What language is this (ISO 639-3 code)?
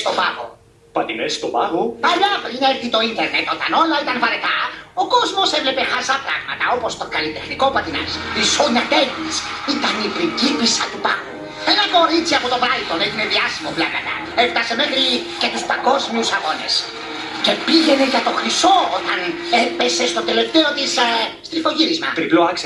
ell